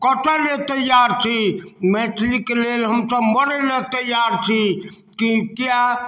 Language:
Maithili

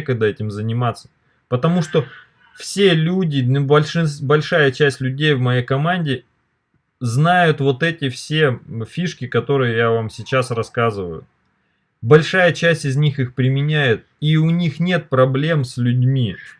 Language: Russian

